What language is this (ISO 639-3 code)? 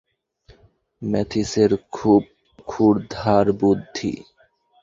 ben